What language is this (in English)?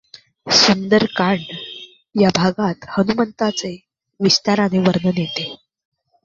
Marathi